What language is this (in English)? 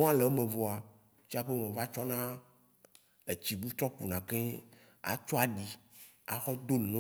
Waci Gbe